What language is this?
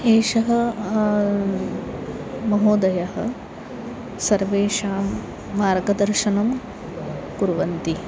Sanskrit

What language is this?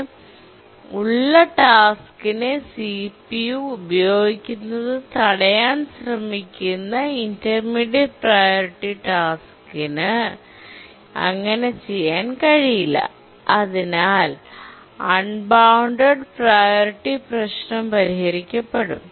Malayalam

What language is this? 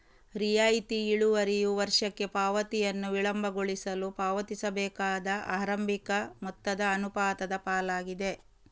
Kannada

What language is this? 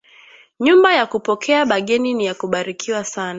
Swahili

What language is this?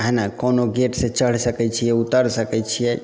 Maithili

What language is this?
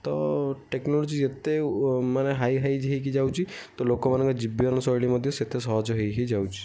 Odia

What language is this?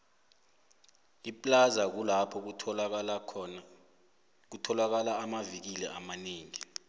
South Ndebele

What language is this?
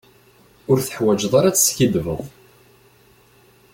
Kabyle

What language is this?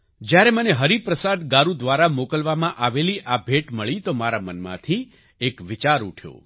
Gujarati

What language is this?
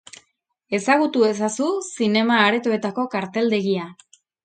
Basque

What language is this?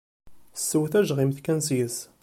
Kabyle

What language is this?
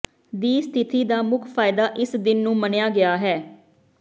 Punjabi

